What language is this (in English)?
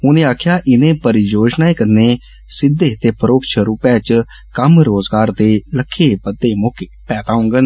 Dogri